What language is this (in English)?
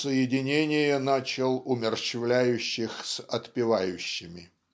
Russian